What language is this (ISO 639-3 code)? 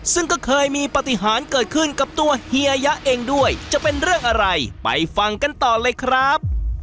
tha